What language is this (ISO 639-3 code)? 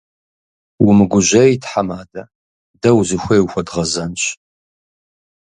kbd